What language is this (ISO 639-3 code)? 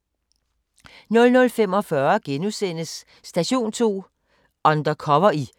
dan